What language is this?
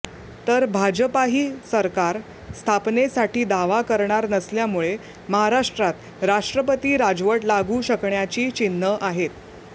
Marathi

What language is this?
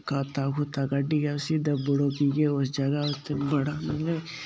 Dogri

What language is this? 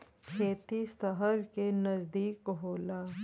Bhojpuri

